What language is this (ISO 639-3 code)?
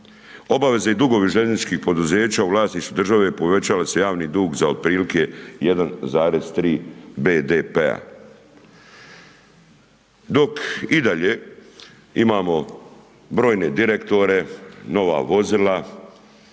hrv